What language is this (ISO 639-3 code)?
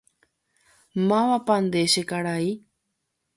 grn